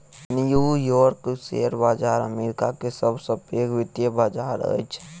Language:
Maithili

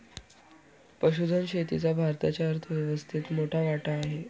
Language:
Marathi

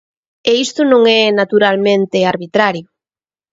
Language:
Galician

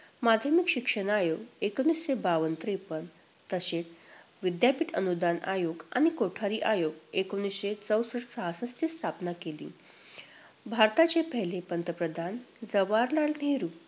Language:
Marathi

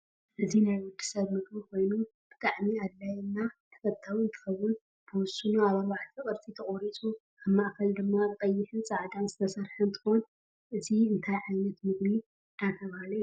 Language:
Tigrinya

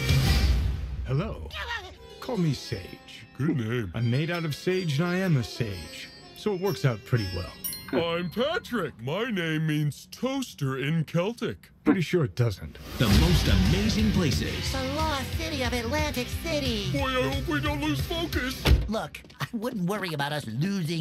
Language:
English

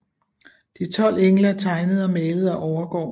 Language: Danish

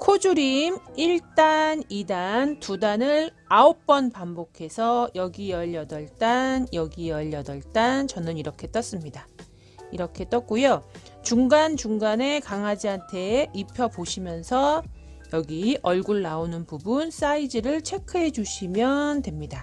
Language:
Korean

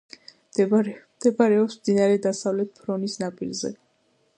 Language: Georgian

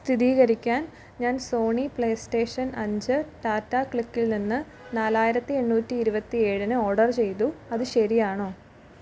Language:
Malayalam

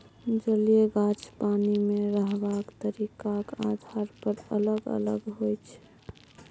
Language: Maithili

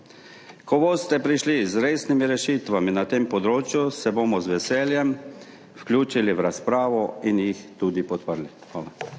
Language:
Slovenian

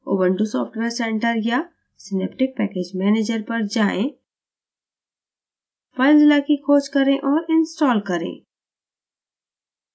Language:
Hindi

